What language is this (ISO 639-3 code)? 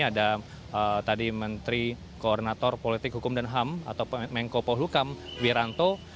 ind